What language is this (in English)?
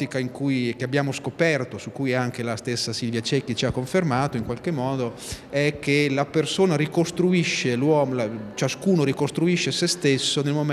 Italian